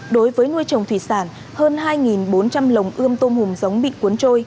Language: Vietnamese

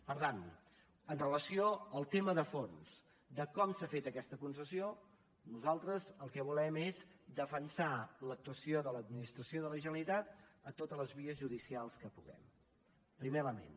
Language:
Catalan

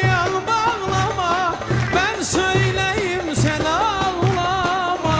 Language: Turkish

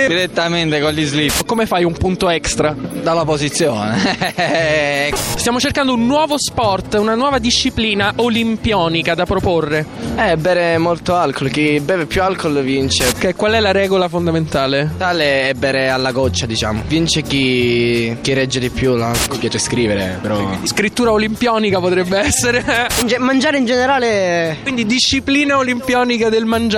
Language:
Italian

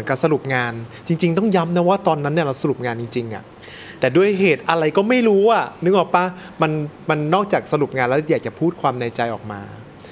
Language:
Thai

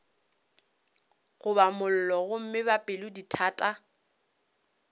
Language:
Northern Sotho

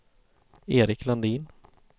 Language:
Swedish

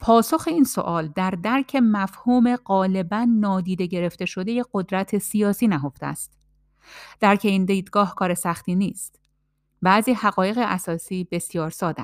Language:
Persian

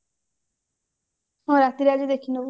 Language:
Odia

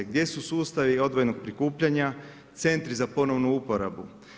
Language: Croatian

